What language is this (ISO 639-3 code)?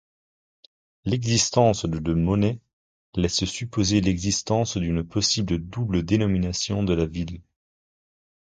fra